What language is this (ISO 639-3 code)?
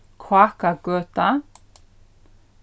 fao